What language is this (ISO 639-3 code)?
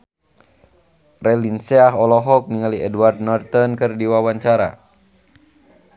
sun